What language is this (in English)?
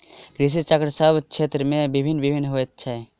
Maithili